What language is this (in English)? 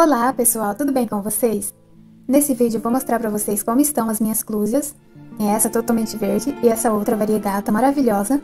Portuguese